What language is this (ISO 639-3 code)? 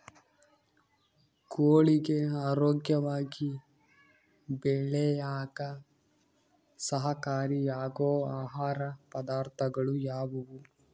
kan